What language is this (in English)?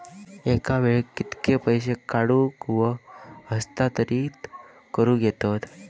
Marathi